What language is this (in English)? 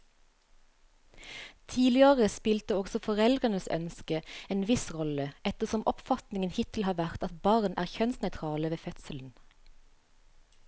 Norwegian